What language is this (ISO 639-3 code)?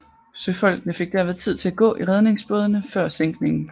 dan